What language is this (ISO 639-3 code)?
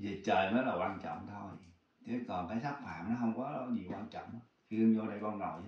vie